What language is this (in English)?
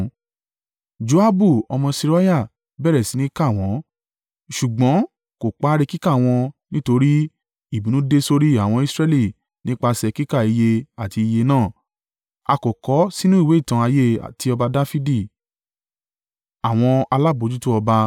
Yoruba